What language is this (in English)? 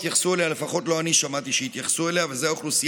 Hebrew